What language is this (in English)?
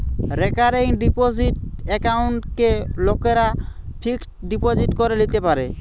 Bangla